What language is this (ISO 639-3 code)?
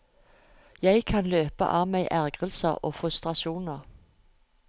nor